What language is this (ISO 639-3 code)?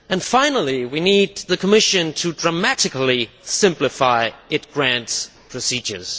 eng